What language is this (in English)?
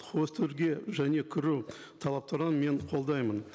Kazakh